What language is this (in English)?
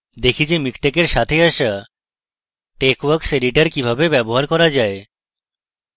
Bangla